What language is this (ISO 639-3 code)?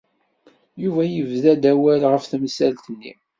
kab